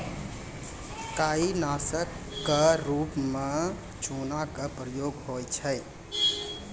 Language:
Maithili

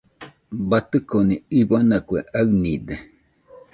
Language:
Nüpode Huitoto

